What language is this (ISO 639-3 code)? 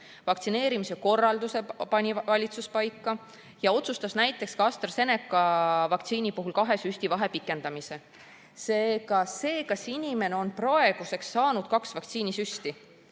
est